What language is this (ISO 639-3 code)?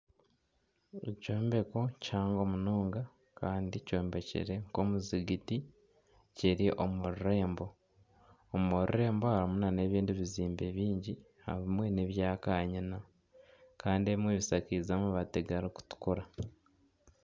nyn